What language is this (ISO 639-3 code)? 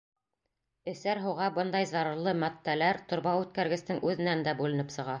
bak